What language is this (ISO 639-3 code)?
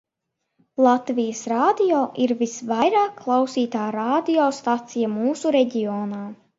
lav